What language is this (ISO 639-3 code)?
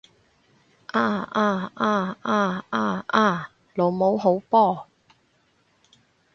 yue